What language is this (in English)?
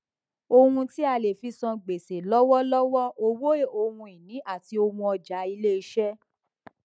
Yoruba